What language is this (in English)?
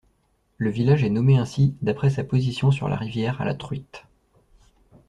French